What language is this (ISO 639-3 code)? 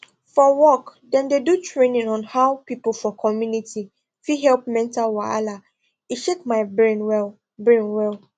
pcm